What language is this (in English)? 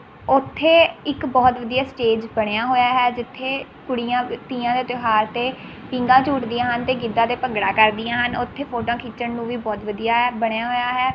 Punjabi